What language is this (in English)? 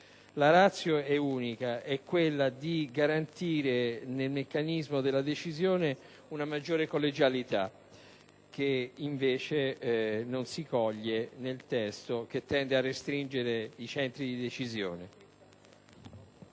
Italian